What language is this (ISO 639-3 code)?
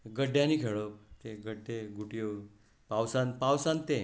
kok